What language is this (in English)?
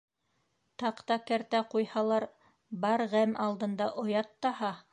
Bashkir